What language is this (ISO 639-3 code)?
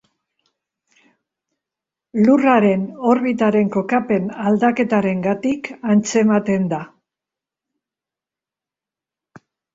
eus